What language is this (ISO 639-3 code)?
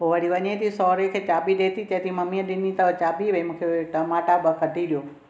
snd